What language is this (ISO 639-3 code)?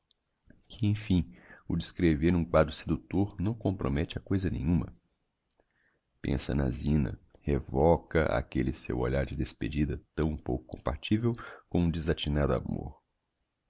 por